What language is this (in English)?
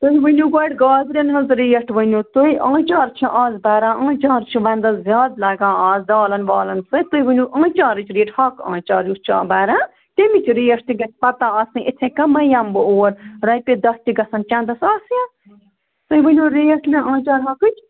Kashmiri